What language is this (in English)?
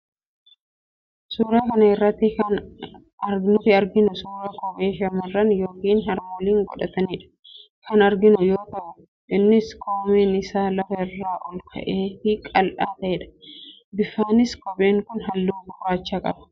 Oromo